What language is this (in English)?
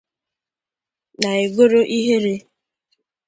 Igbo